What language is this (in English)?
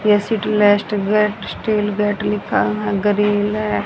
Hindi